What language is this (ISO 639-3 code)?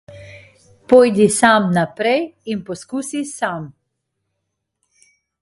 slv